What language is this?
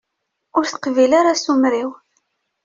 Kabyle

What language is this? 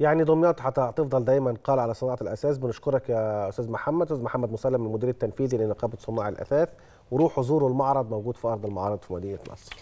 Arabic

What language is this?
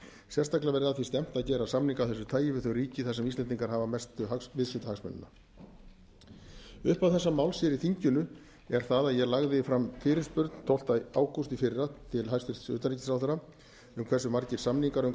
Icelandic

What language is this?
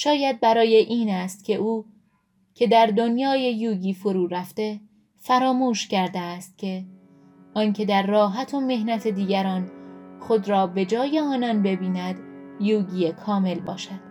Persian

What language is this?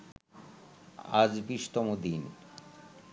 Bangla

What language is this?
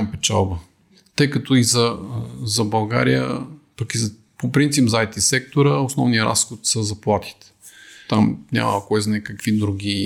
Bulgarian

